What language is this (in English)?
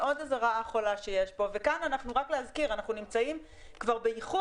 Hebrew